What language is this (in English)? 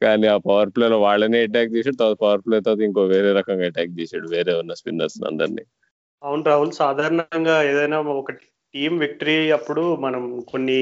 Telugu